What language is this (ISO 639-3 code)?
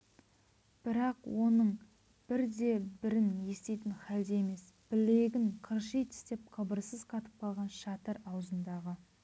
kaz